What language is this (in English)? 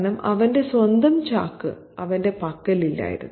Malayalam